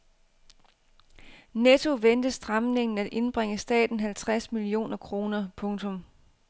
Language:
Danish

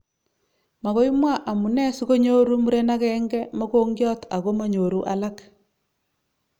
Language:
Kalenjin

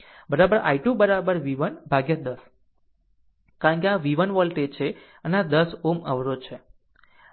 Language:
Gujarati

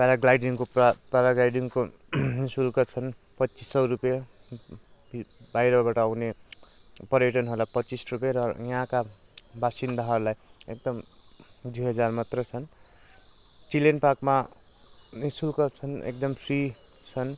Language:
Nepali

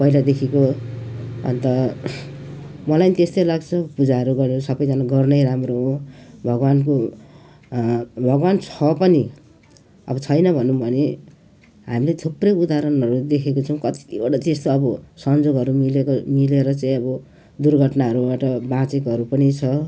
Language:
Nepali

